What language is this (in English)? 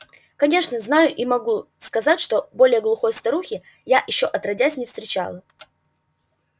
Russian